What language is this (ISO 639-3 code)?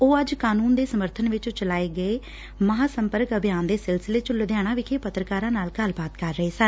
pan